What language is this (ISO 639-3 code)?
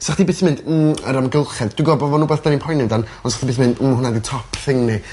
cym